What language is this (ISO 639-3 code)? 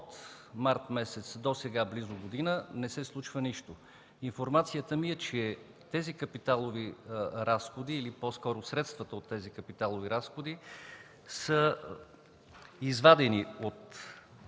bul